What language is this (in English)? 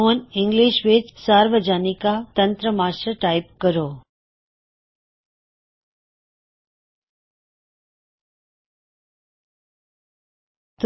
Punjabi